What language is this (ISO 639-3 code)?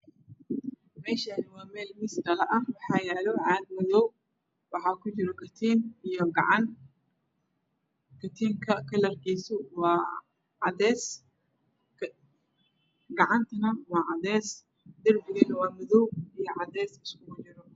som